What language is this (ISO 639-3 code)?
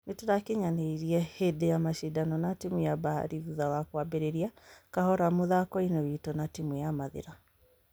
kik